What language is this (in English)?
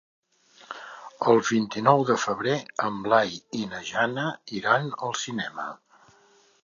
Catalan